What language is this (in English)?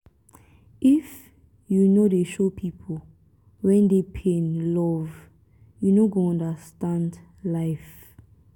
Nigerian Pidgin